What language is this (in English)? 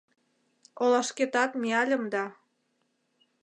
Mari